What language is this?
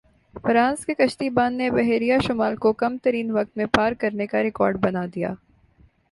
Urdu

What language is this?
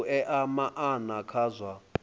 Venda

